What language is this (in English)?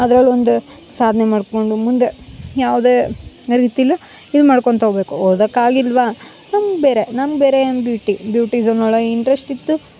Kannada